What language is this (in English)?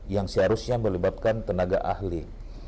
Indonesian